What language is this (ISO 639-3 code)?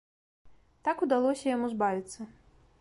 bel